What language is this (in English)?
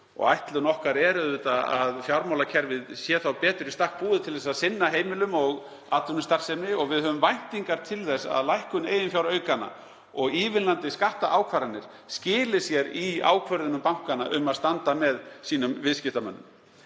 Icelandic